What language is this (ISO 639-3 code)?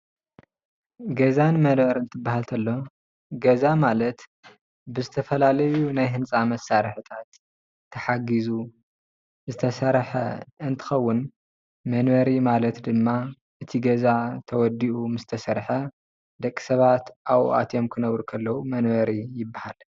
tir